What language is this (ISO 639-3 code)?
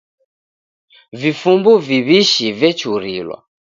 dav